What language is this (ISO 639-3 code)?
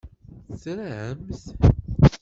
kab